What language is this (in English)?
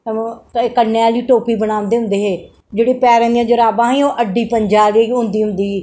Dogri